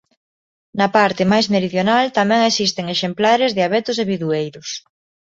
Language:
Galician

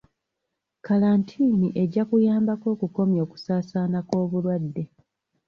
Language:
Ganda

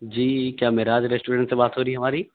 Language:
Urdu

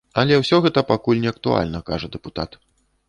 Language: Belarusian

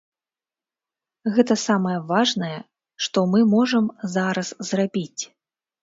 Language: Belarusian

